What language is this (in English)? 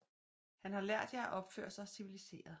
Danish